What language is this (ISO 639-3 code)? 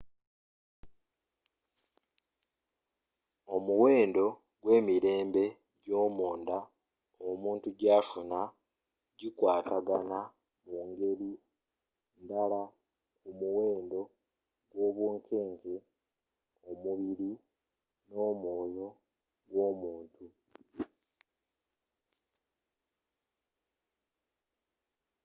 lug